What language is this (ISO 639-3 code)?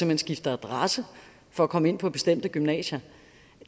dan